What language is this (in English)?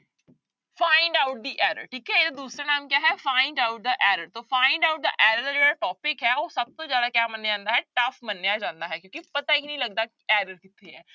Punjabi